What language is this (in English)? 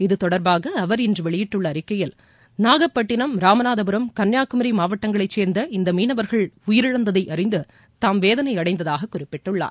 Tamil